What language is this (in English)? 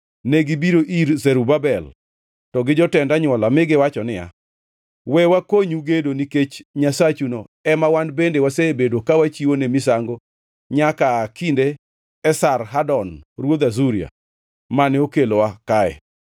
Luo (Kenya and Tanzania)